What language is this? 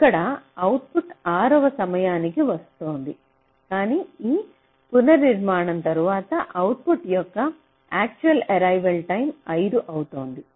Telugu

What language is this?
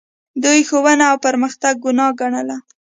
Pashto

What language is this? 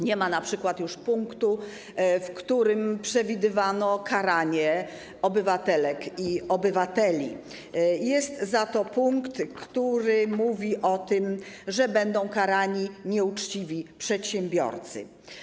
Polish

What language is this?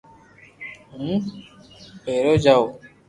Loarki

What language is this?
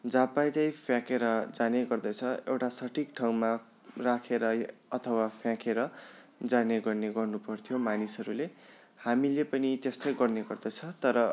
Nepali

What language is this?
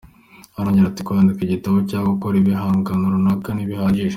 Kinyarwanda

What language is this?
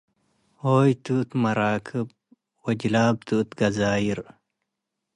Tigre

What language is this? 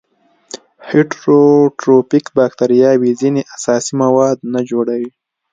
Pashto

